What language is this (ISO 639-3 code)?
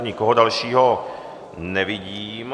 ces